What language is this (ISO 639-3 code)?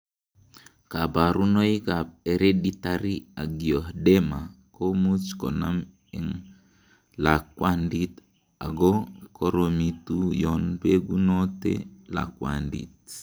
kln